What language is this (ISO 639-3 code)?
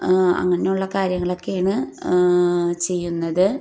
mal